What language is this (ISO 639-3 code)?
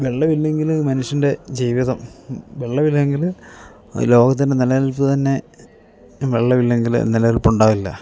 mal